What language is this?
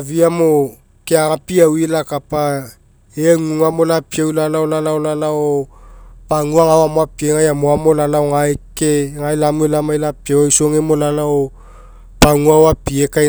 Mekeo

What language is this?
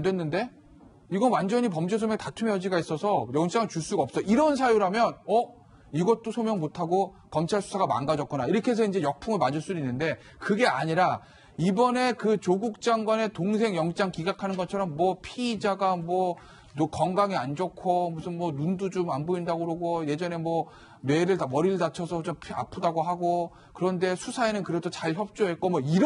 Korean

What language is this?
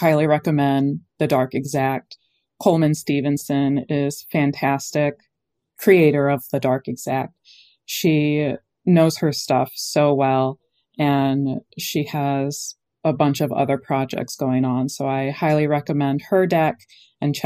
English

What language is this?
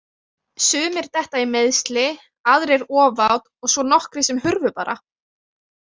Icelandic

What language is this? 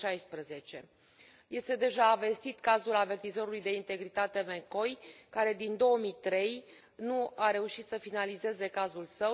Romanian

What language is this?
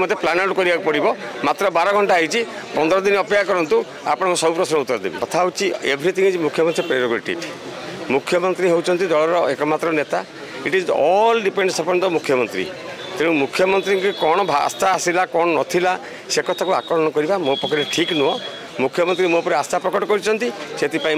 Korean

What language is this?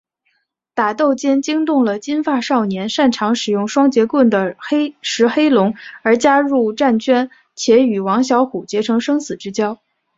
Chinese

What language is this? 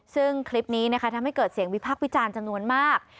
Thai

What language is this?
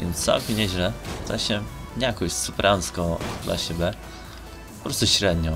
Polish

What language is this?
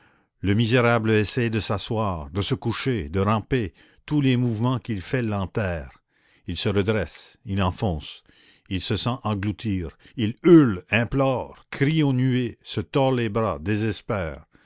French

